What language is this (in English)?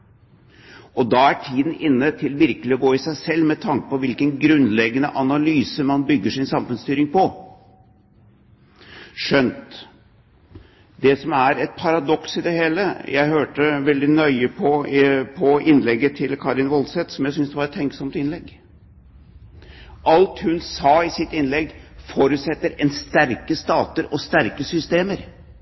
Norwegian Bokmål